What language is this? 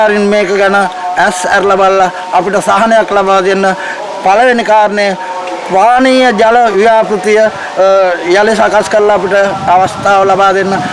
Sinhala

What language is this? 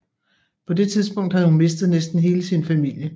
Danish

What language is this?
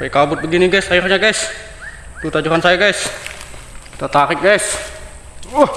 Indonesian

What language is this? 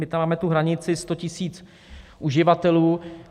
Czech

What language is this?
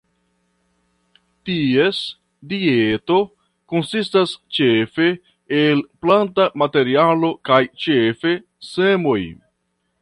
Esperanto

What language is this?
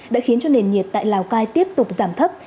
Vietnamese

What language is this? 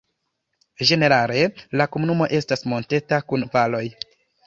Esperanto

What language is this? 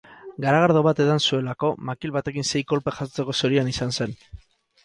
Basque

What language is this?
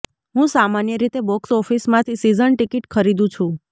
Gujarati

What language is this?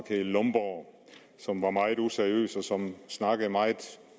Danish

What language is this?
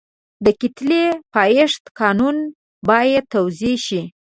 Pashto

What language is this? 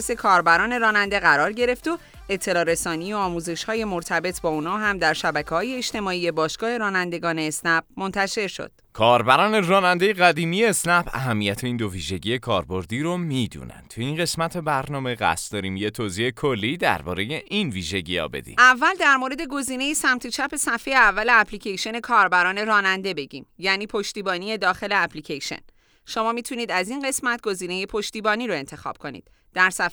Persian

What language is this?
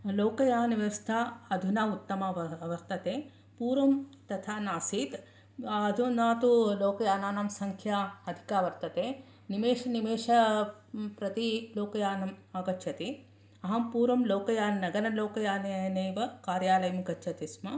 Sanskrit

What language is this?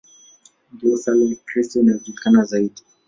Swahili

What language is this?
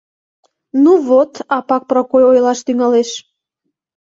Mari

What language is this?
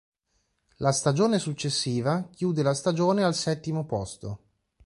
Italian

